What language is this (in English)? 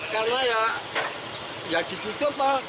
Indonesian